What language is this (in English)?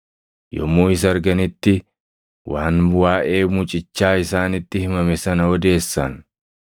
Oromo